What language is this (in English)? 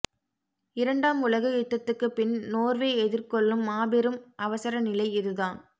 Tamil